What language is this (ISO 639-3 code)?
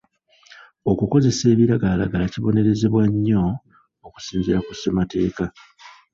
lug